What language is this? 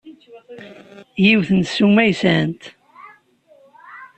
Kabyle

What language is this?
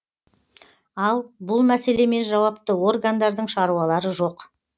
Kazakh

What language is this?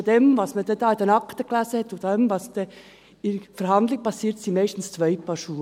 Swiss German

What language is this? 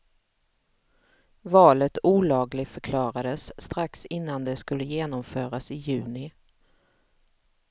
Swedish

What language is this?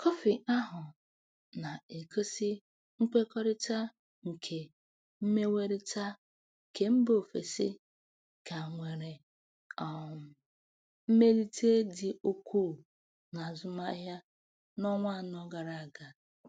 Igbo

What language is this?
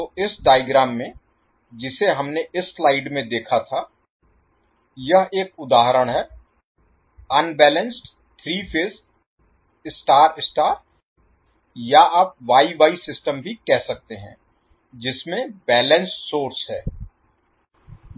Hindi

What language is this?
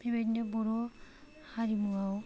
Bodo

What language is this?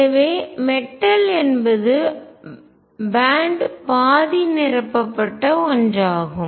Tamil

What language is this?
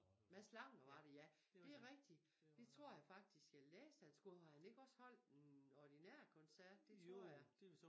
Danish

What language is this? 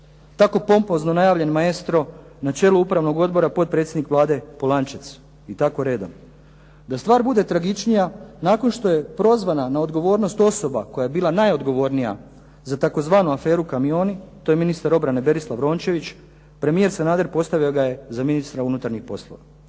Croatian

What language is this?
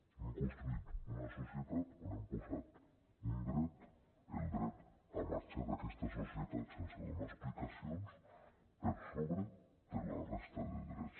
Catalan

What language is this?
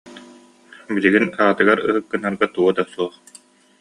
Yakut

